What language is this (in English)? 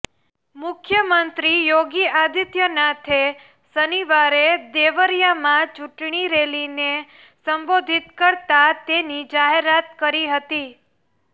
Gujarati